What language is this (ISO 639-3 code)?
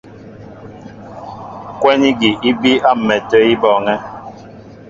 mbo